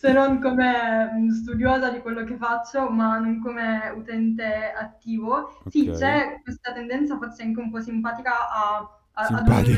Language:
Italian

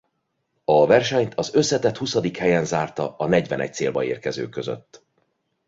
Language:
Hungarian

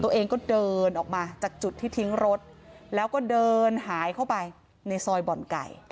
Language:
Thai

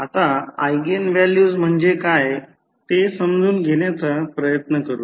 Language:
Marathi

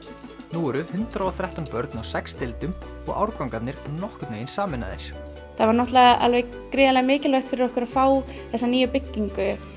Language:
Icelandic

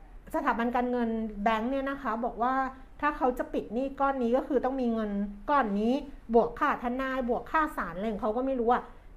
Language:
Thai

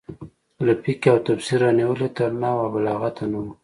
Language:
Pashto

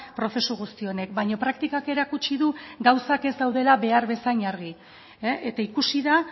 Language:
Basque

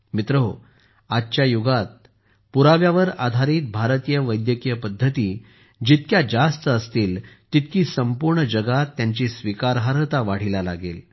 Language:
Marathi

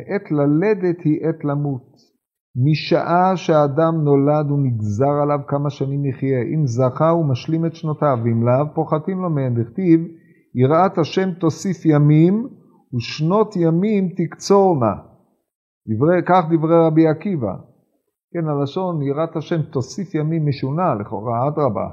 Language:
Hebrew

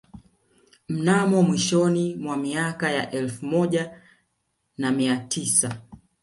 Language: Swahili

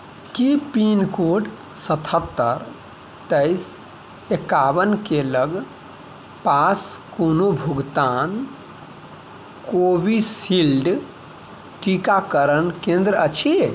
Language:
Maithili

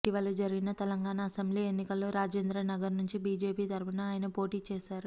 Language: Telugu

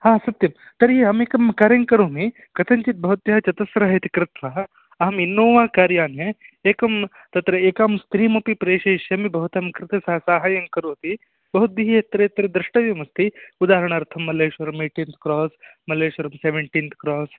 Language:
Sanskrit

